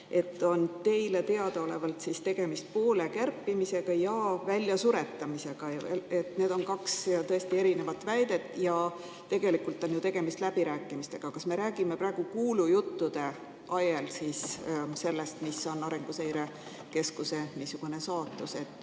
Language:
Estonian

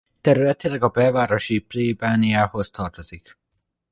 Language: Hungarian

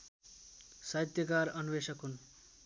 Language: Nepali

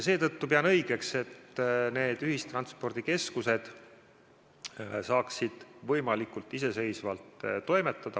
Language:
Estonian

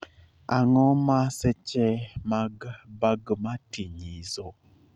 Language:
Luo (Kenya and Tanzania)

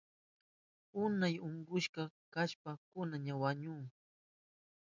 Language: Southern Pastaza Quechua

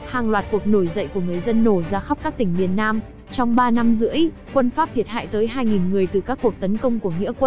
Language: Vietnamese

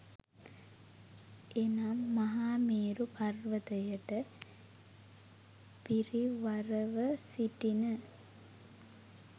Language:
Sinhala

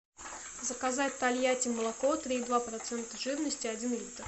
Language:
Russian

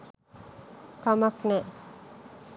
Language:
Sinhala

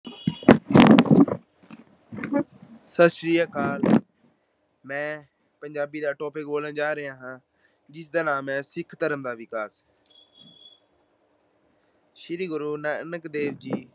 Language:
Punjabi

